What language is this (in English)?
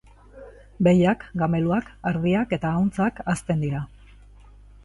Basque